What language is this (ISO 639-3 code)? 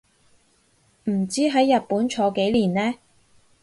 yue